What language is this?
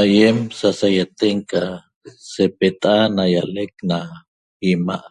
Toba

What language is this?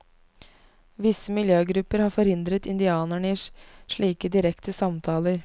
Norwegian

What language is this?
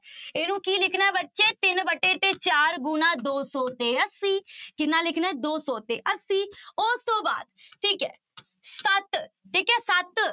Punjabi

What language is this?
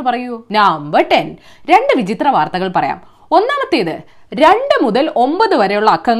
Malayalam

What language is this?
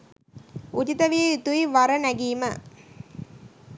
Sinhala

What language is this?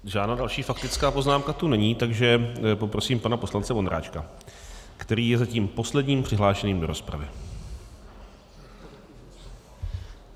Czech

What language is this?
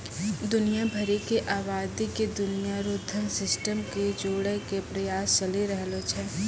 Maithili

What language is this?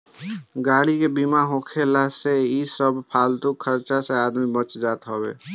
Bhojpuri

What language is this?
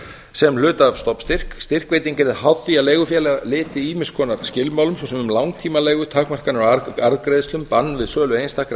Icelandic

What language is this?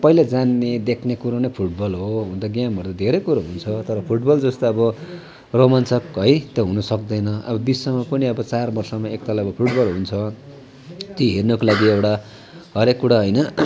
Nepali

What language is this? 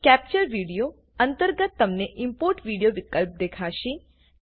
Gujarati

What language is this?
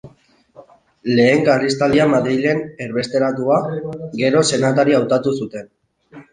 Basque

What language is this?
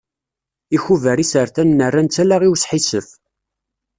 Kabyle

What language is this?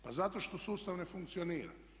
Croatian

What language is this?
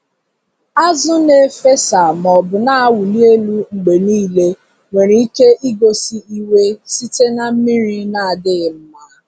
Igbo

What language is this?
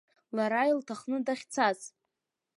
Abkhazian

